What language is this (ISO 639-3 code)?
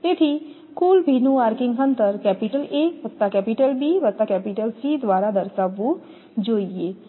guj